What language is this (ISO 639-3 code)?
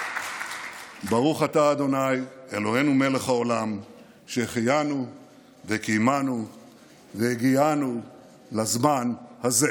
heb